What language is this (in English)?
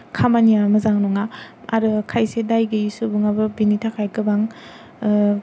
Bodo